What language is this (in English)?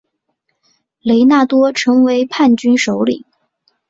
Chinese